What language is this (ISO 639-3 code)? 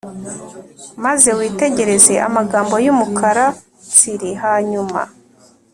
kin